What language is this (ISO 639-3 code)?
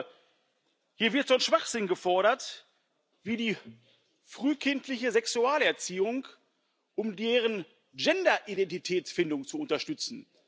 deu